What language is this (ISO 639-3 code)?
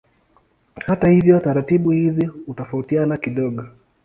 swa